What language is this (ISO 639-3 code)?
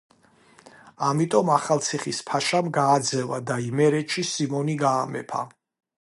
kat